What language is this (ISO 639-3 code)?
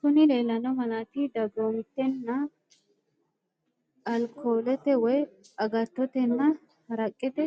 sid